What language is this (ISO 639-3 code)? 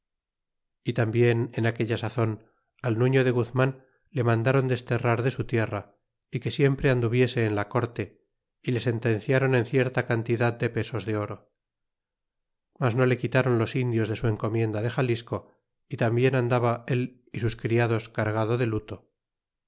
spa